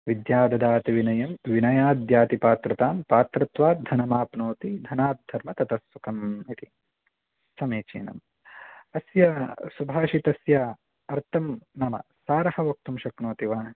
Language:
Sanskrit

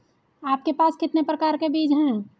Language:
Hindi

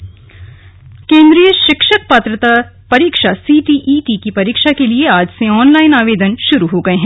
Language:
Hindi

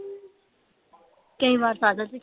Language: Punjabi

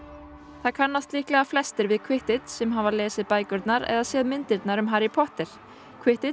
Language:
Icelandic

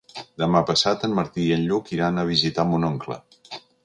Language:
Catalan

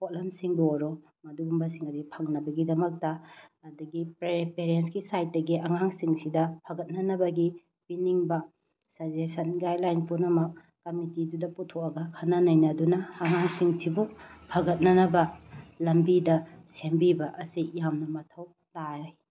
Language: Manipuri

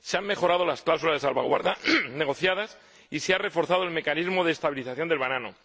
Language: Spanish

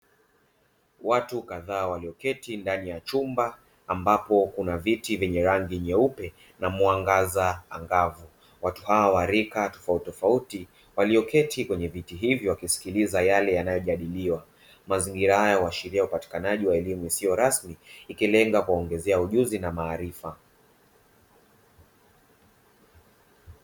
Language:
Swahili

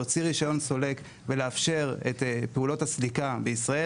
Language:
Hebrew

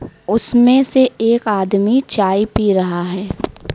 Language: Hindi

